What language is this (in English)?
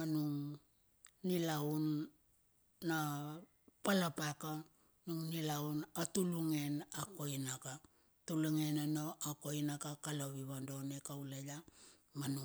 Bilur